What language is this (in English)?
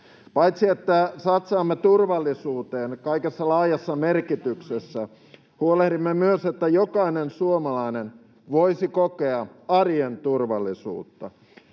Finnish